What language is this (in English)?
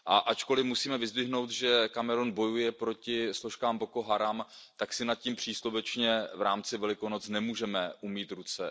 Czech